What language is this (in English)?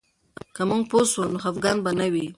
Pashto